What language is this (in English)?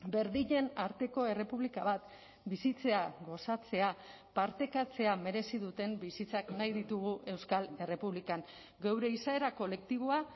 Basque